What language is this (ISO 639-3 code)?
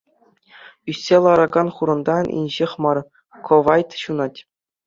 chv